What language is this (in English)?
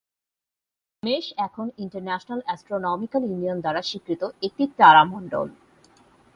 Bangla